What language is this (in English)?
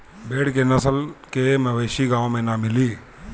Bhojpuri